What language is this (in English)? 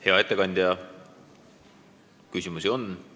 Estonian